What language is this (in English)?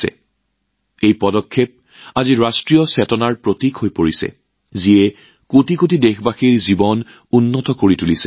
Assamese